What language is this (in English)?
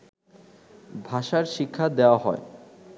Bangla